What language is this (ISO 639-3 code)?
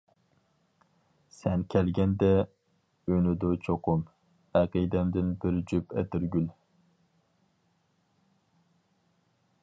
uig